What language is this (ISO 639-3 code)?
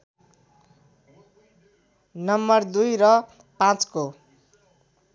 nep